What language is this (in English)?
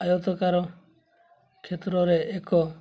Odia